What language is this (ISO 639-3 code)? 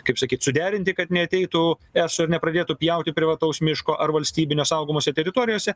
lit